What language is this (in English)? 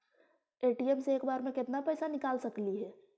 Magahi